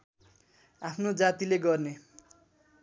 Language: Nepali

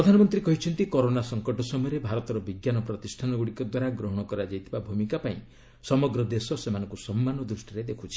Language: Odia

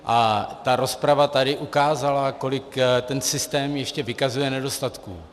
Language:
Czech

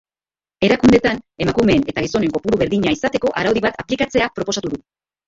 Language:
Basque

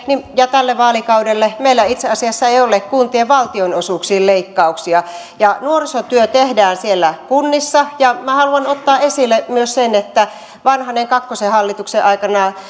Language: Finnish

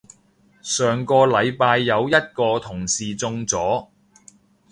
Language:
Cantonese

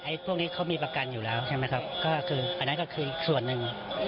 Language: Thai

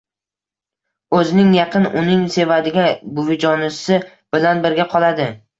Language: Uzbek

